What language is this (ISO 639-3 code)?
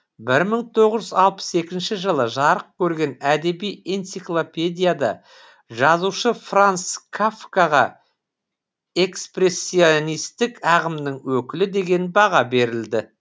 kaz